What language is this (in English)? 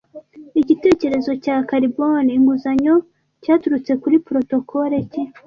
Kinyarwanda